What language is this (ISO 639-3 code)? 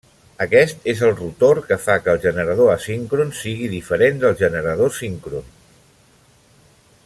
cat